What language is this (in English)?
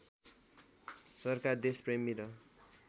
Nepali